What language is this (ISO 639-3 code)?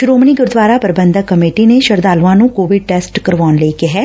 pan